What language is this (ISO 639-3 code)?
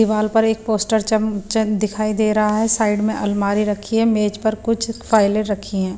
hin